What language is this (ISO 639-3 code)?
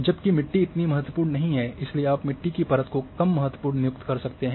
hin